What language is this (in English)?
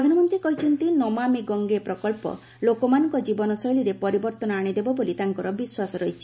Odia